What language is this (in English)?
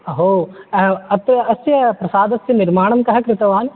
Sanskrit